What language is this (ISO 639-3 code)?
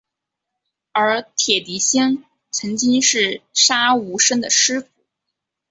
zho